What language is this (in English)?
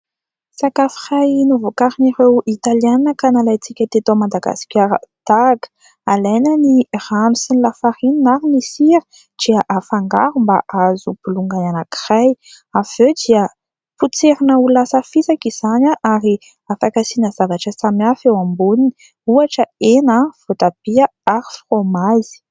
Malagasy